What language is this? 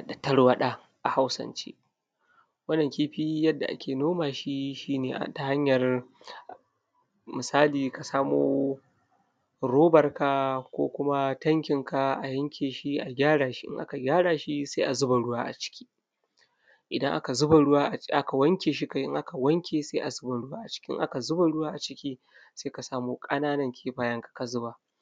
Hausa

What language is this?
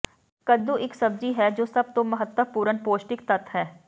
Punjabi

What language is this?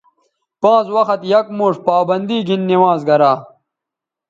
Bateri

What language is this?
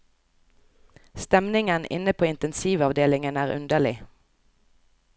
Norwegian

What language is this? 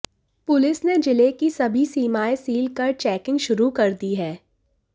Hindi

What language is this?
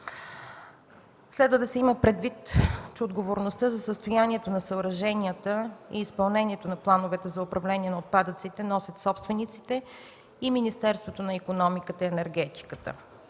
Bulgarian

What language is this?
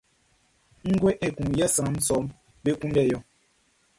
Baoulé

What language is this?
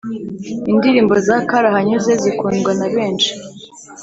Kinyarwanda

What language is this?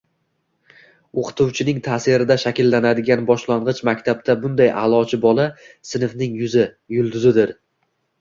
Uzbek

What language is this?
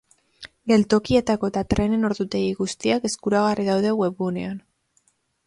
Basque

